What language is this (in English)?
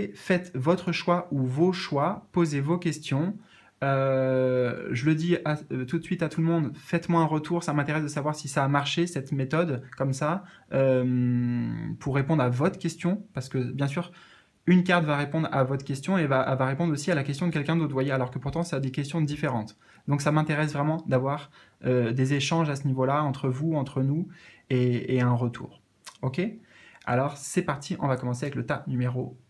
French